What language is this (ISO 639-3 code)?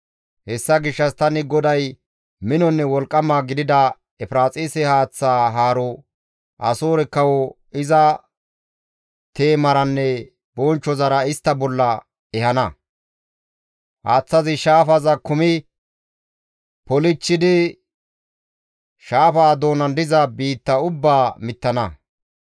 gmv